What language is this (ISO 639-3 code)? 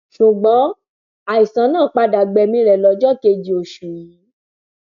yor